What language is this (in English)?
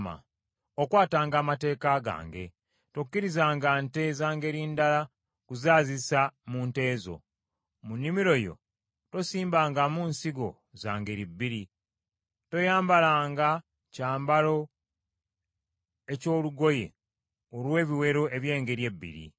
Ganda